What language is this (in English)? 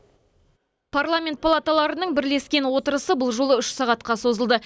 Kazakh